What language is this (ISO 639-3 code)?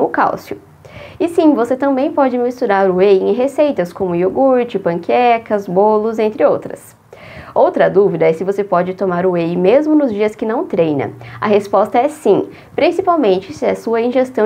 por